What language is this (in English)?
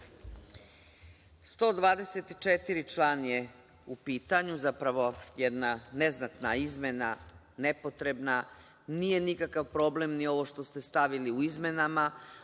Serbian